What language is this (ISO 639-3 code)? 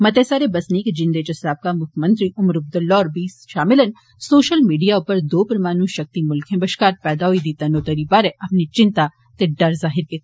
doi